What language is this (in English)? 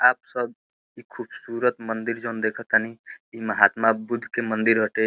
Bhojpuri